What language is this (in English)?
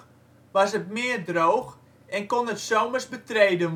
Dutch